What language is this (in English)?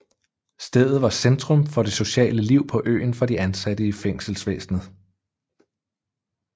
Danish